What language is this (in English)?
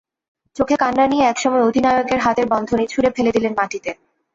Bangla